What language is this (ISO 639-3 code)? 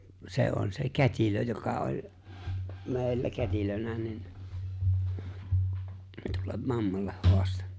fin